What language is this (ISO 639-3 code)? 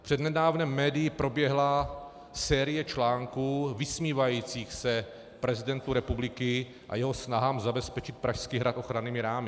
ces